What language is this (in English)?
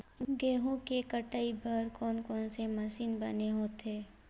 Chhattisgarhi